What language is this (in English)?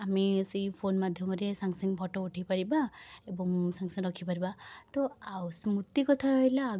Odia